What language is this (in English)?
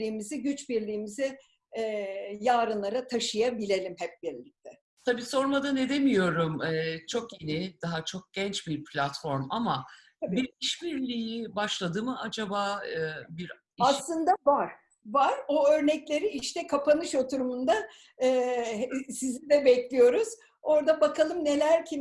Turkish